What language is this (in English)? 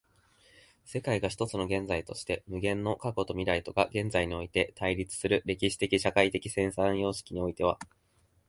Japanese